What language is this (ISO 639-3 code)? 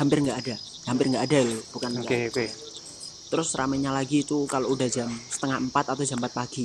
ind